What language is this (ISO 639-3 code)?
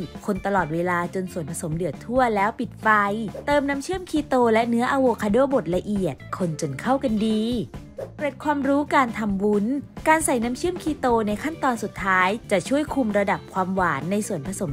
tha